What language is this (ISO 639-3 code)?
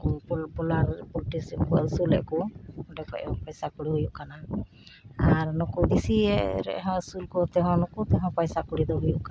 sat